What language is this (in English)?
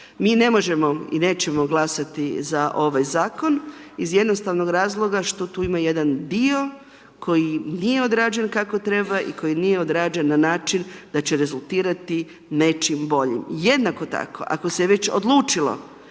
Croatian